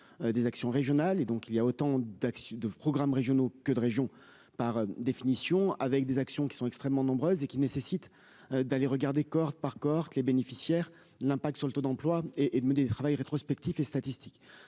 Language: French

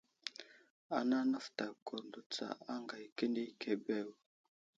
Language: Wuzlam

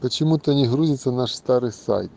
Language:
Russian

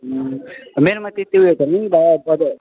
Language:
Nepali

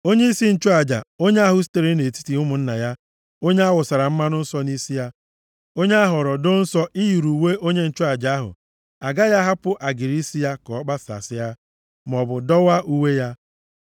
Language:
Igbo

